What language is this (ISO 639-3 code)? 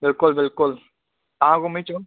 snd